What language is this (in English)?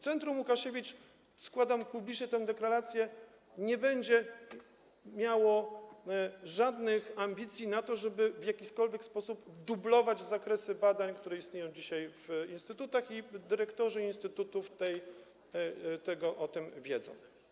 Polish